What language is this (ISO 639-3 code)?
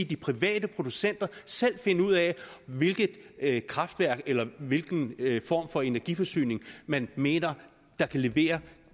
dan